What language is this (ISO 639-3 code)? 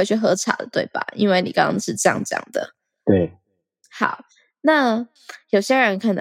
zho